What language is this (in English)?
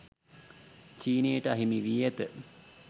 Sinhala